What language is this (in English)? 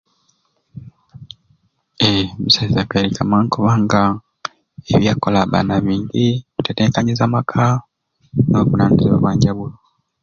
Ruuli